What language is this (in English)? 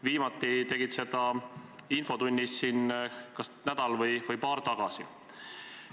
Estonian